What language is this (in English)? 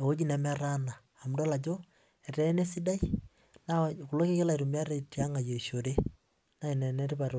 Masai